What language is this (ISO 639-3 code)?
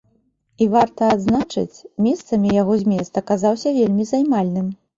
bel